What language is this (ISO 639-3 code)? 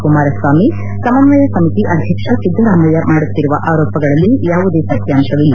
kan